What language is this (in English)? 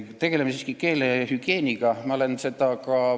Estonian